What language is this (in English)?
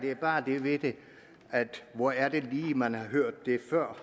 Danish